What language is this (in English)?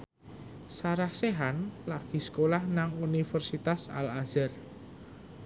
Javanese